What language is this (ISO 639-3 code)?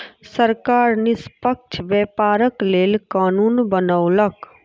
mai